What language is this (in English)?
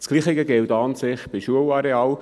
Swiss German